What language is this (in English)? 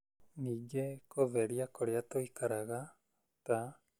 Kikuyu